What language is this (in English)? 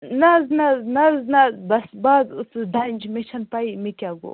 Kashmiri